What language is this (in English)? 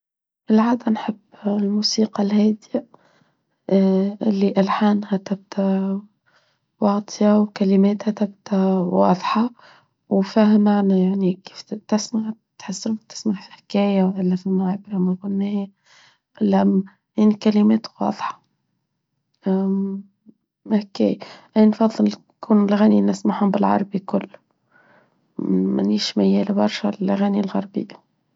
Tunisian Arabic